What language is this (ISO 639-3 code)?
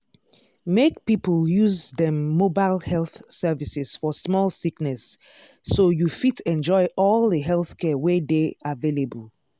pcm